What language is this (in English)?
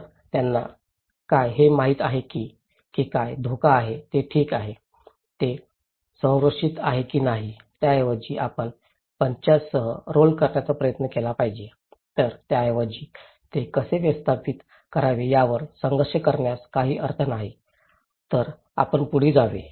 Marathi